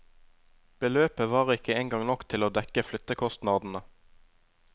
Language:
Norwegian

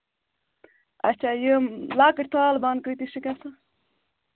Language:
Kashmiri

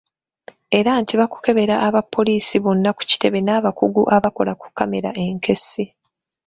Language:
Ganda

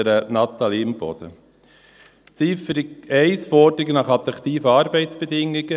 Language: Swiss German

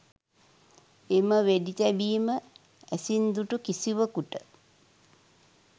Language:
Sinhala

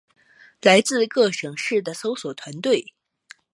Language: Chinese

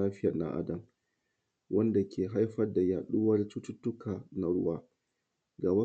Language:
Hausa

